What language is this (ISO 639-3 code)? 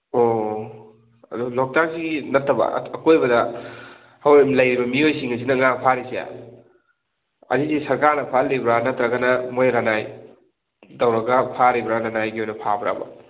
mni